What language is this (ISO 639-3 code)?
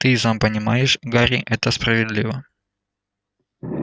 rus